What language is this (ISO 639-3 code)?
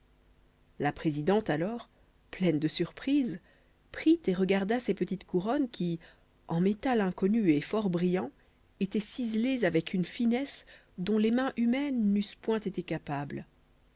fra